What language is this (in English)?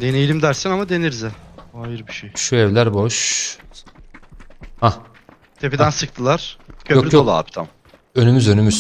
Turkish